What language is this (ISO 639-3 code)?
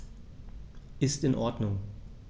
deu